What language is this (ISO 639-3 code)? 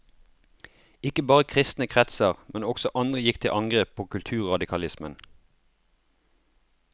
nor